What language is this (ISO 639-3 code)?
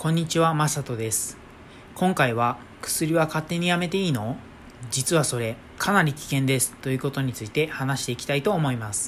jpn